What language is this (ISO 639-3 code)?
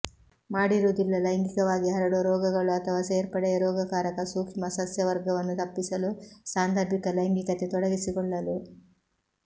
kan